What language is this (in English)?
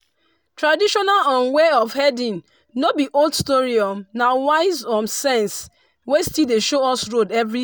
Nigerian Pidgin